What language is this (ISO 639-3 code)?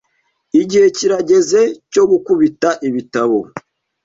kin